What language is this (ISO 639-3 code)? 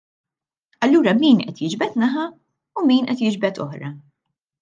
mlt